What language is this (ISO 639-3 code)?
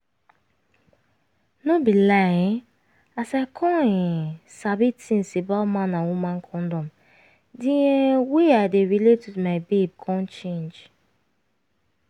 pcm